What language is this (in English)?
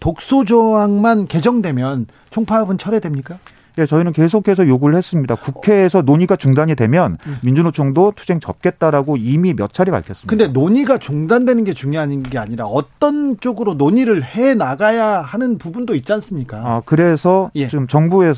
Korean